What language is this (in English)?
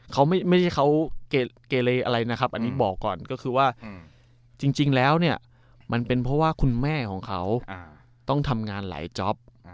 Thai